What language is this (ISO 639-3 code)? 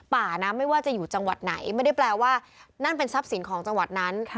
tha